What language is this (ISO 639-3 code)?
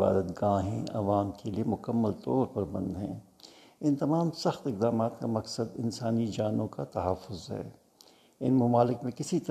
urd